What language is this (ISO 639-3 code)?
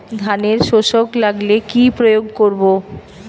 ben